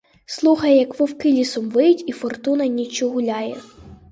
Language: Ukrainian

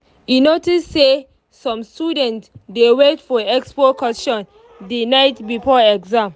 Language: Nigerian Pidgin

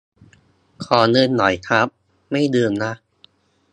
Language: Thai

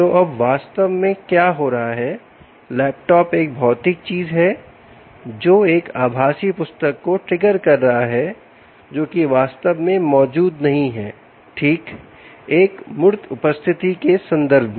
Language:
Hindi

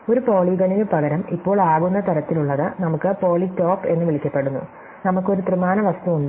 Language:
Malayalam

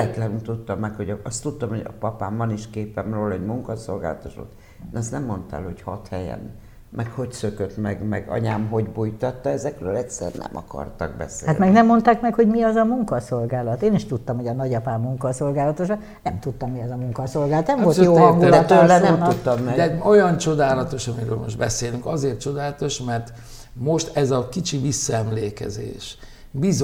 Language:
Hungarian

